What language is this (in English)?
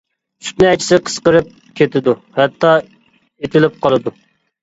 Uyghur